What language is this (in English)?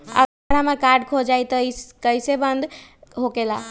Magahi